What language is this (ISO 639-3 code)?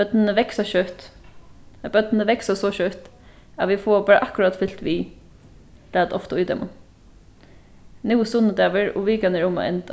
fao